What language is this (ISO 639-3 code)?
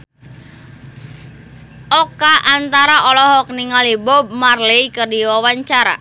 sun